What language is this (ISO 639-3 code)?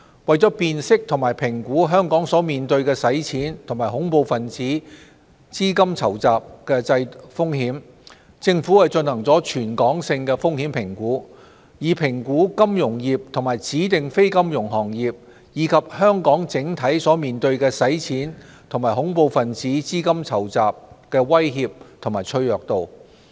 yue